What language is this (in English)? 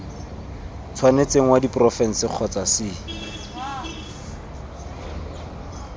Tswana